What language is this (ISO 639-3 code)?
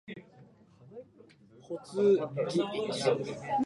jpn